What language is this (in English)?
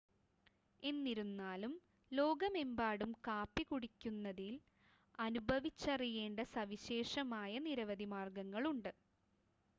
Malayalam